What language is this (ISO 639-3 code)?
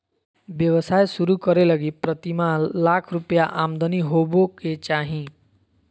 mag